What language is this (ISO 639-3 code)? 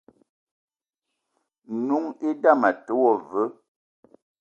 eto